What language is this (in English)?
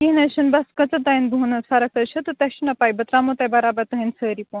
Kashmiri